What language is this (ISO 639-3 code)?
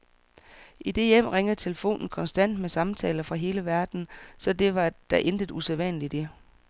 dan